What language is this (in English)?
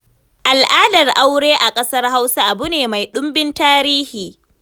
Hausa